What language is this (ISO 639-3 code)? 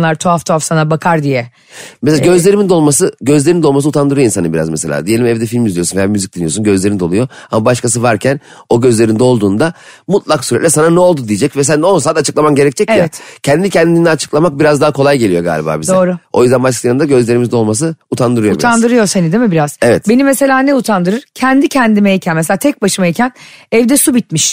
tur